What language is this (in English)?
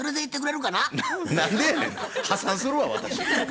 Japanese